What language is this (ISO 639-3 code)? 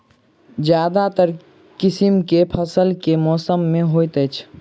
mai